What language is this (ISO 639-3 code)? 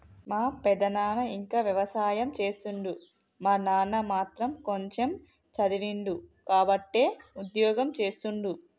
tel